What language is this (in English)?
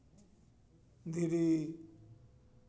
Santali